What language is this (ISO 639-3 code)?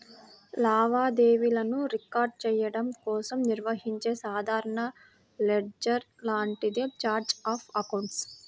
tel